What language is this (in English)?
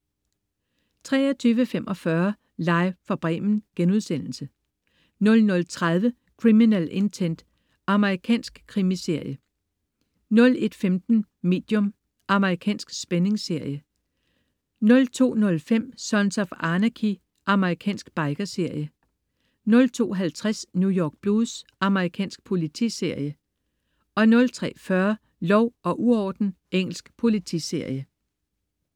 Danish